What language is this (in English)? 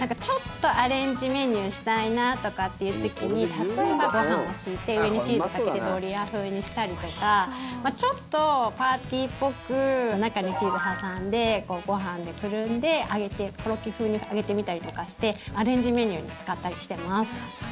Japanese